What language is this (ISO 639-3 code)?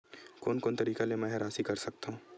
hne